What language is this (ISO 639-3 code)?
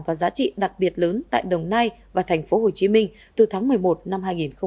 vie